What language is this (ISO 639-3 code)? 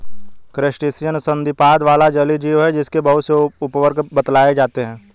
hin